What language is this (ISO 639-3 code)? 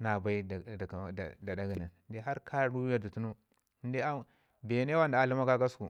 ngi